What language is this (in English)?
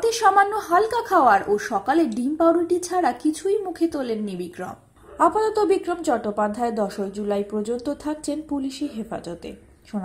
Hindi